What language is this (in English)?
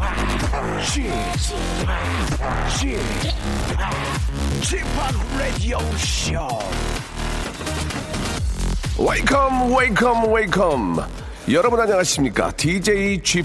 Korean